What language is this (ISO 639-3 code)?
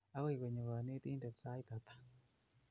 kln